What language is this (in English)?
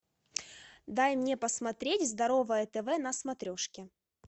Russian